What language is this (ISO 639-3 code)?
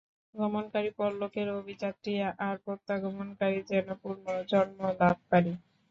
ben